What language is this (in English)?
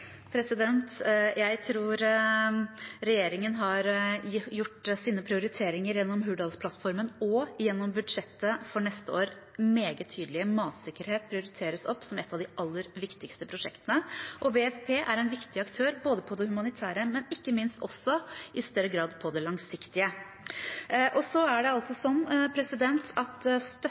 Norwegian Bokmål